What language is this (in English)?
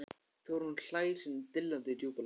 Icelandic